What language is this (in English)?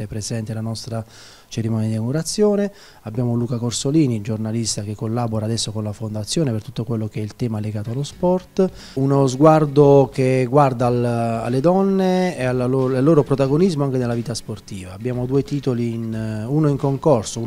Italian